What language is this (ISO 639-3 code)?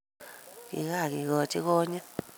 kln